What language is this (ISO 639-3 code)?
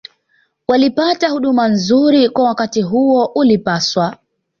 swa